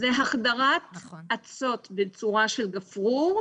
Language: Hebrew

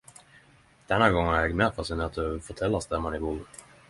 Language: Norwegian Nynorsk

